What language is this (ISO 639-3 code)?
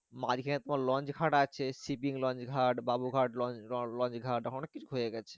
ben